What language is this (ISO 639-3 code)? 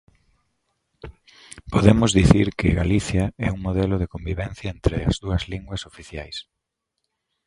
glg